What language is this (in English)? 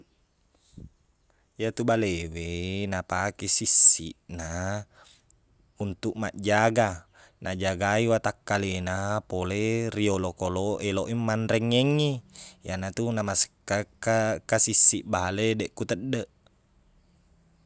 Buginese